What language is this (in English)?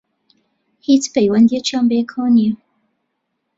Central Kurdish